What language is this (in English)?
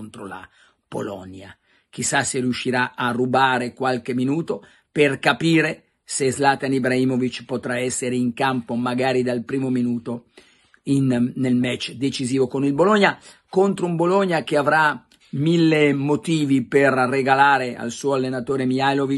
Italian